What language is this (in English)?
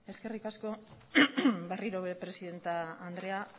Basque